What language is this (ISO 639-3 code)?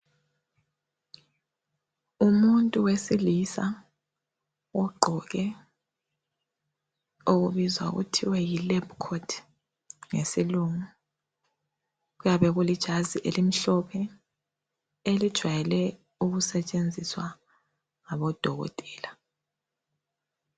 nde